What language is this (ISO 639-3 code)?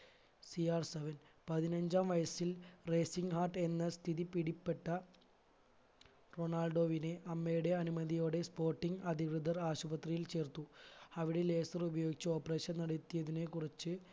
mal